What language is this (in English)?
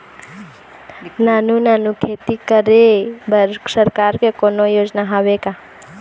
Chhattisgarhi